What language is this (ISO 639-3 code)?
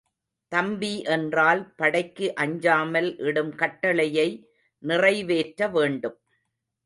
tam